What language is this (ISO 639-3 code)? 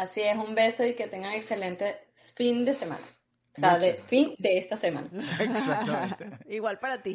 spa